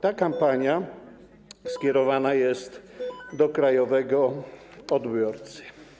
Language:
Polish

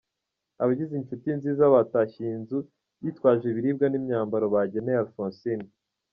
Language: Kinyarwanda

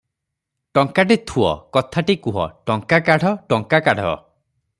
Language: Odia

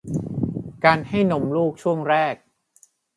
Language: Thai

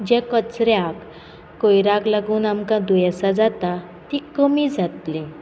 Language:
Konkani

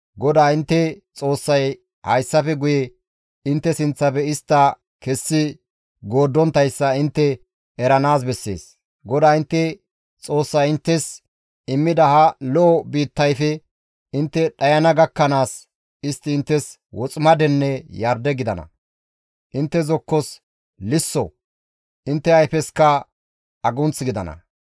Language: Gamo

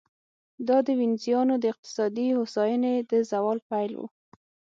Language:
Pashto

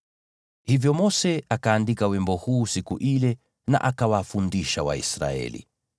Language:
Swahili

